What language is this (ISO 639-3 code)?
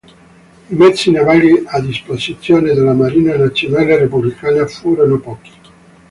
ita